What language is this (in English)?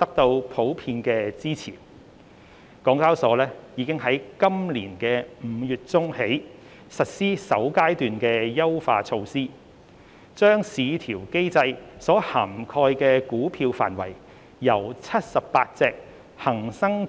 Cantonese